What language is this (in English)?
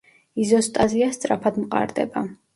Georgian